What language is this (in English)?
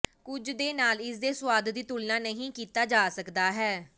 Punjabi